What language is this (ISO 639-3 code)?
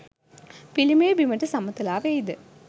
sin